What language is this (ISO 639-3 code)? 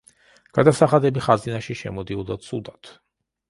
kat